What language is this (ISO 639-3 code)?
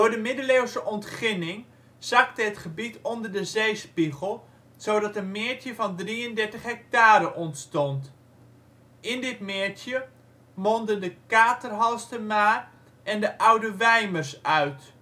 nld